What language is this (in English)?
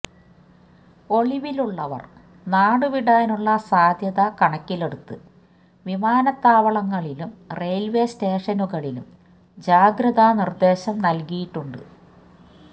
Malayalam